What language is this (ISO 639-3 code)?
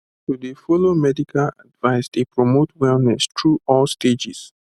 pcm